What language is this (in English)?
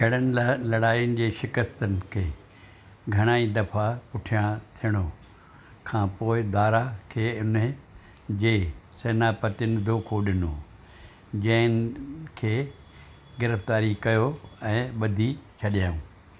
Sindhi